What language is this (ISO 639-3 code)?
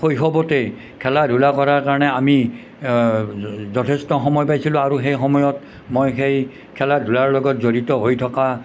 asm